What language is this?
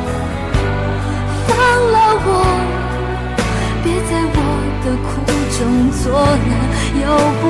Chinese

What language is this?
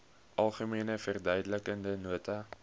Afrikaans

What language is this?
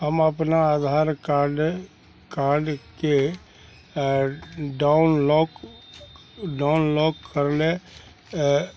Maithili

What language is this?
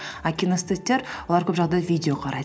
Kazakh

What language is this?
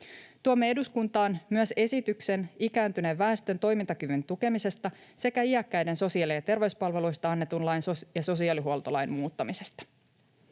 Finnish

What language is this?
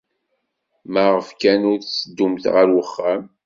Kabyle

